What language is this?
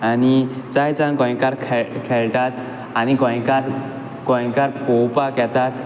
Konkani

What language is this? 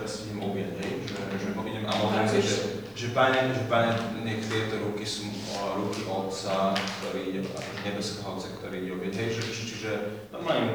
Slovak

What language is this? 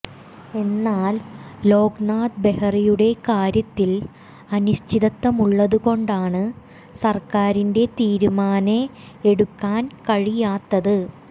Malayalam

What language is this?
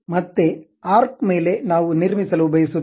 Kannada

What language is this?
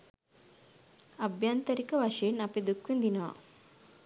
Sinhala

